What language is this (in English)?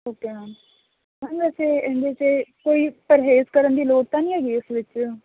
Punjabi